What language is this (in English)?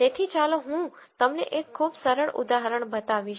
Gujarati